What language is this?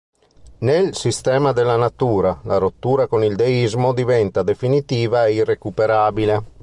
Italian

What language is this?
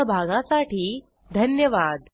Marathi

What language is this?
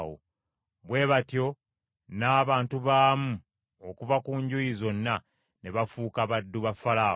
Ganda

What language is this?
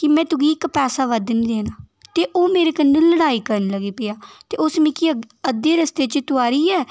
Dogri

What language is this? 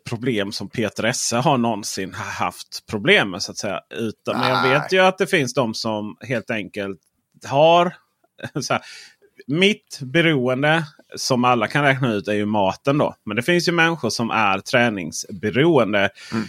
Swedish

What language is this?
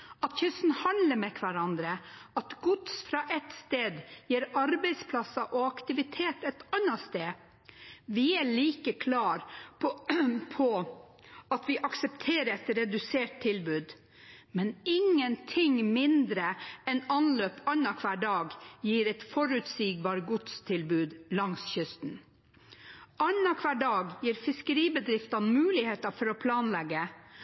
Norwegian Bokmål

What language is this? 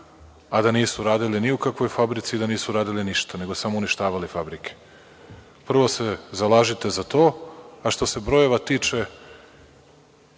Serbian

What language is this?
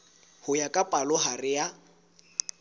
Southern Sotho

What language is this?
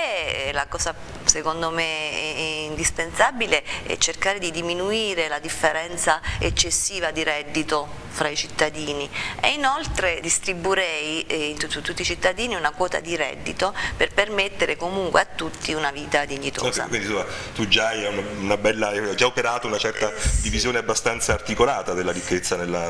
Italian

